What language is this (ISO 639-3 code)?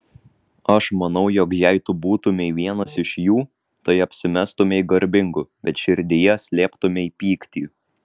lit